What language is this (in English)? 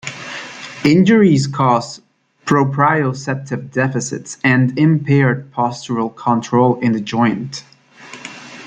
English